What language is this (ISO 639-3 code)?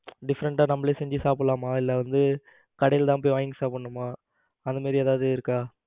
tam